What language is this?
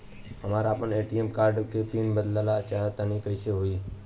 Bhojpuri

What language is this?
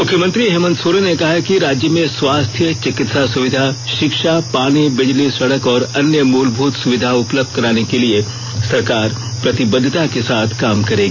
Hindi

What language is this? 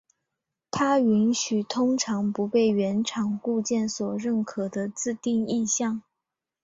Chinese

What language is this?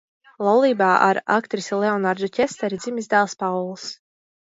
Latvian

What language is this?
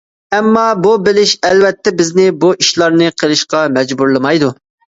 Uyghur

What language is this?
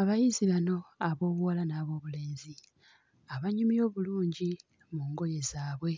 Ganda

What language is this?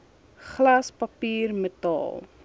Afrikaans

